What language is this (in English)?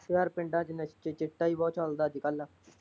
Punjabi